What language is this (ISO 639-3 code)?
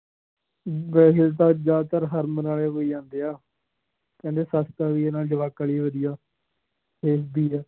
pan